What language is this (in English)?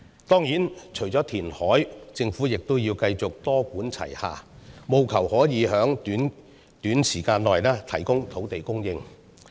Cantonese